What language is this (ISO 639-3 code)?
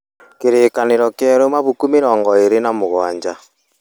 kik